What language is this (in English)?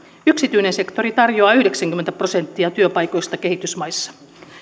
Finnish